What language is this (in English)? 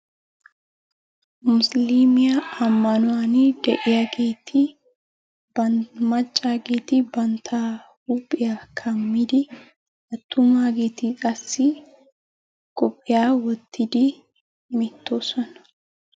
Wolaytta